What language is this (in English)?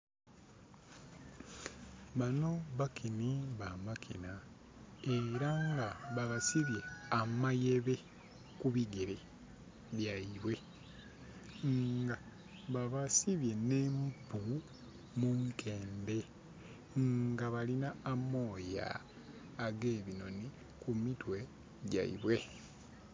Soga